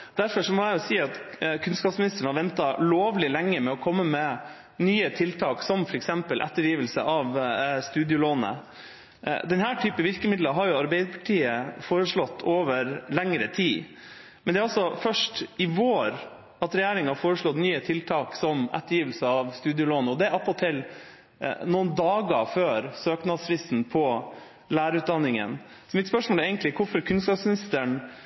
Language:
Norwegian Bokmål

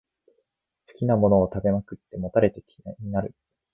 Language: Japanese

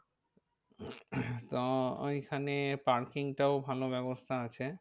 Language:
Bangla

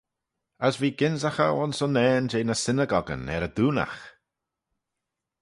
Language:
Manx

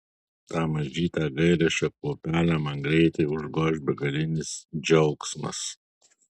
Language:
Lithuanian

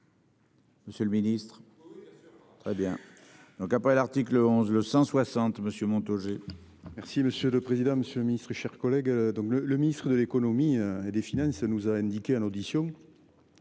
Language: French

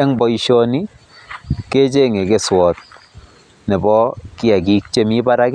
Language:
Kalenjin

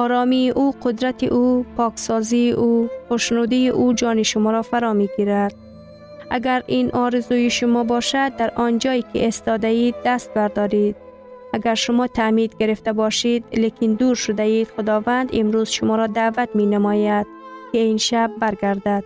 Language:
Persian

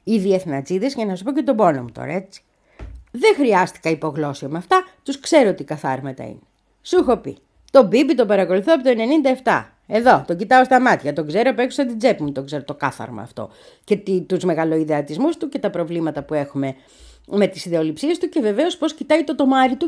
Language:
Greek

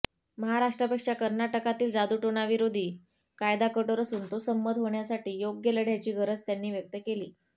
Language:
Marathi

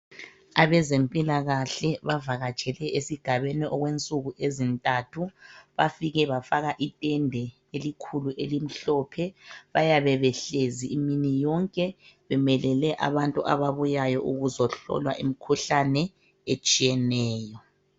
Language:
North Ndebele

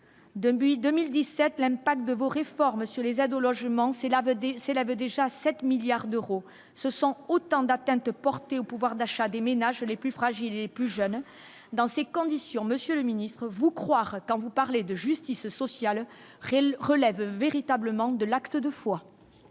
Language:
French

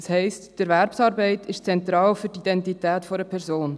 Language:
Swiss German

